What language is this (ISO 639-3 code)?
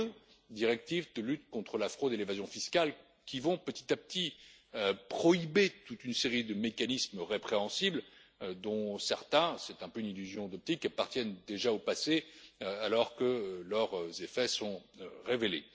fra